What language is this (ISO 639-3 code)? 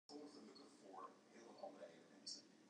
fry